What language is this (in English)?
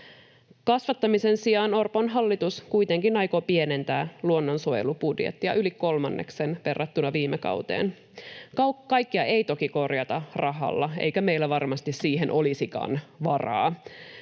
Finnish